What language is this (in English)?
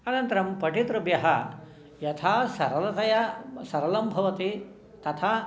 Sanskrit